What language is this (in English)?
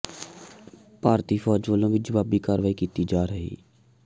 Punjabi